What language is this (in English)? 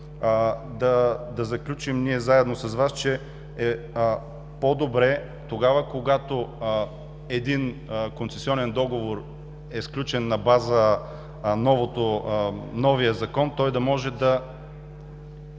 Bulgarian